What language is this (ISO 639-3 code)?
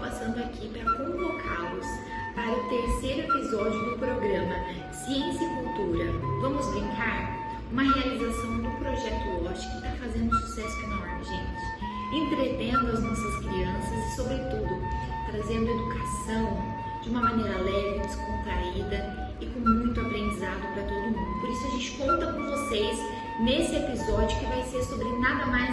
por